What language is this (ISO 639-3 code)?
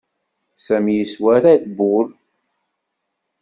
kab